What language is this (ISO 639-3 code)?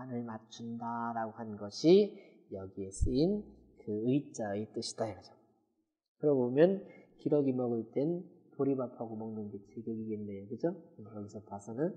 kor